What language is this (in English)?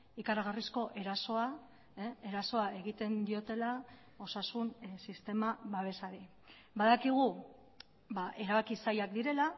Basque